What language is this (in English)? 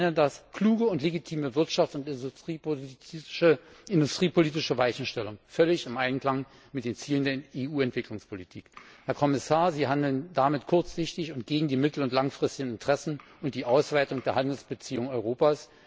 German